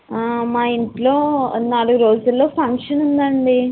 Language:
Telugu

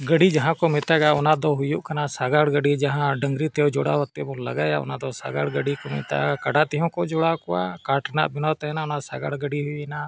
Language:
Santali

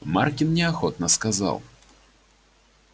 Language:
Russian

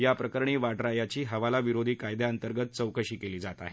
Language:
Marathi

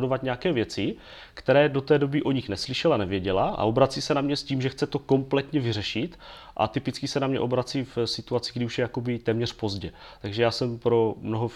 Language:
Czech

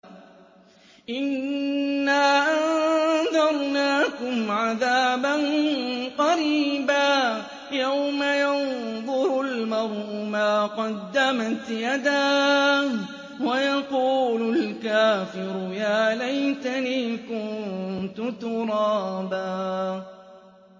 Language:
Arabic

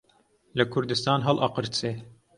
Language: Central Kurdish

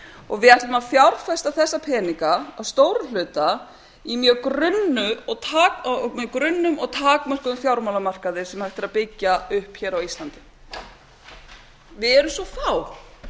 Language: Icelandic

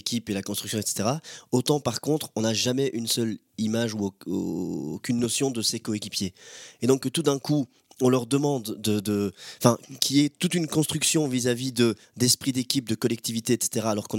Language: French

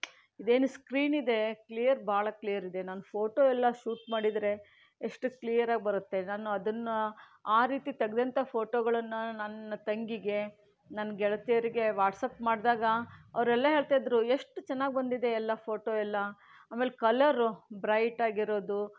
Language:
Kannada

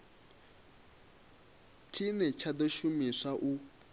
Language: Venda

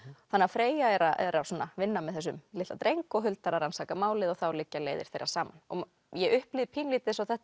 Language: Icelandic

